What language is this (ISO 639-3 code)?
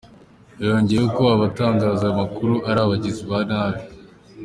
kin